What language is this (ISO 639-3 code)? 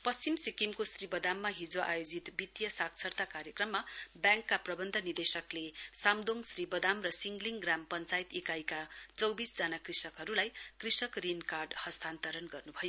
nep